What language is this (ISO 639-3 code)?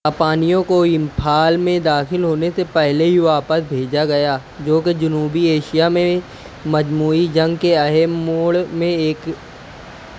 urd